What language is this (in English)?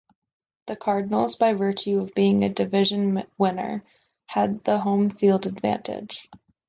English